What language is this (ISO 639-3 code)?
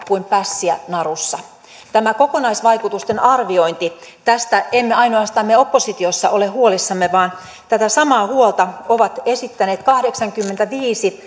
fin